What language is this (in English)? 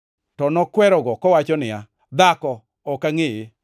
Luo (Kenya and Tanzania)